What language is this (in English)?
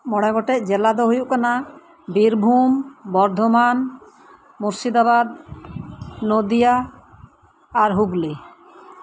Santali